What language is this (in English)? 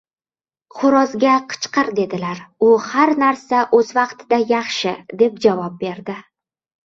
Uzbek